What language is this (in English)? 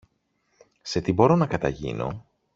Greek